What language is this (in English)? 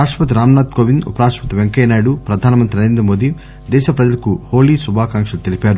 Telugu